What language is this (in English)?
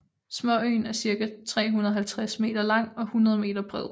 Danish